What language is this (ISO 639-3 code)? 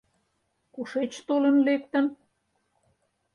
chm